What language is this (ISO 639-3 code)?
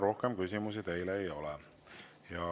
est